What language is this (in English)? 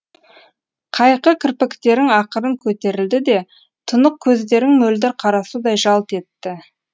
Kazakh